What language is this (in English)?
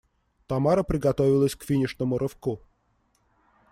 Russian